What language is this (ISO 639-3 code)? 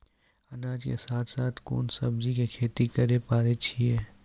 mai